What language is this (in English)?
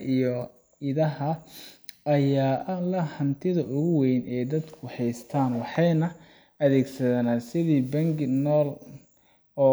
Somali